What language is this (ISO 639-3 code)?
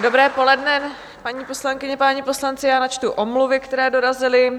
ces